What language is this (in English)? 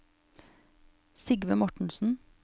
Norwegian